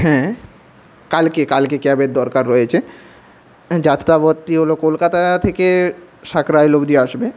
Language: Bangla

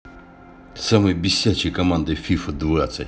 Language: Russian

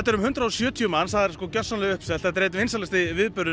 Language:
Icelandic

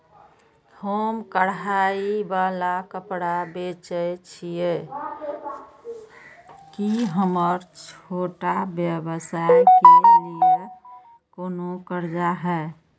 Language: Maithili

